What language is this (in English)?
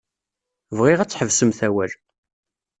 Kabyle